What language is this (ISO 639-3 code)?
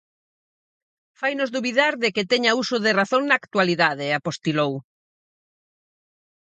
glg